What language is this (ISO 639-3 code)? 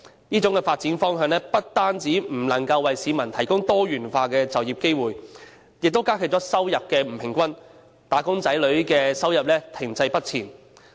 yue